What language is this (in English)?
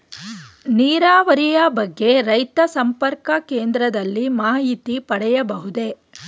Kannada